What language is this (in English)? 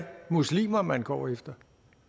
Danish